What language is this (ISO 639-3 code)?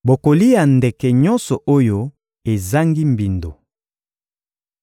lin